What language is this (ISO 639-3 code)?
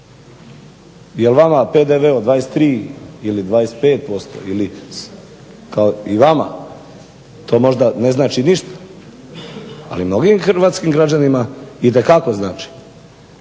hrv